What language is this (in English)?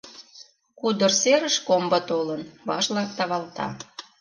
Mari